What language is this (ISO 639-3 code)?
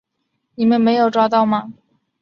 zho